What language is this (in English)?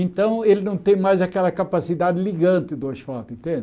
Portuguese